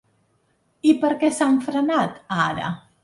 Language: Catalan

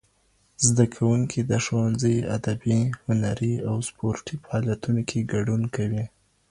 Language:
Pashto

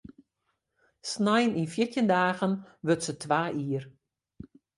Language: Western Frisian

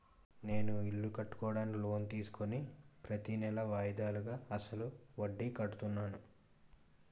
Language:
Telugu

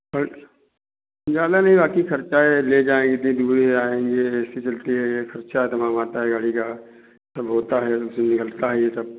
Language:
Hindi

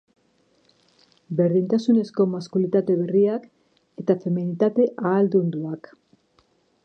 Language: Basque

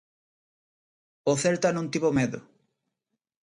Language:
Galician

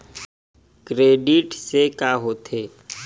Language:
Chhattisgarhi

